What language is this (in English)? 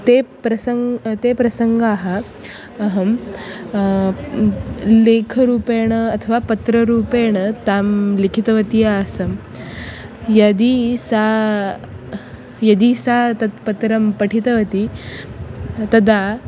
Sanskrit